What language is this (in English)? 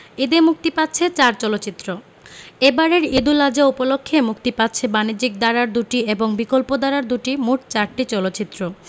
Bangla